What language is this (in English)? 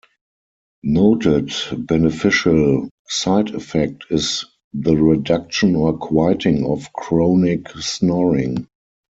English